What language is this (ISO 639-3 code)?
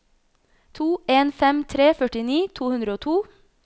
nor